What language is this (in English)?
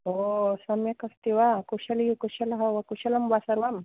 Sanskrit